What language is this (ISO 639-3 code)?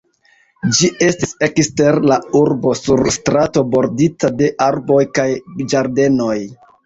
epo